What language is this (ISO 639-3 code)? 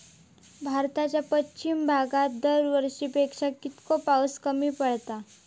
mar